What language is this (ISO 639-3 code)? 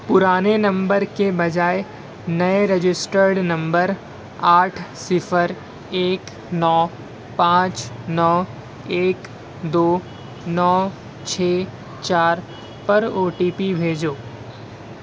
urd